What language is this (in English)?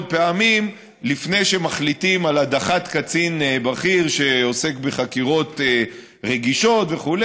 Hebrew